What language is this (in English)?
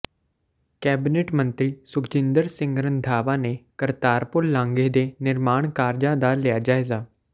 Punjabi